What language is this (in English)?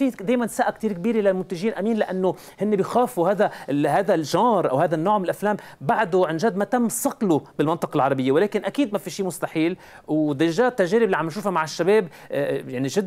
Arabic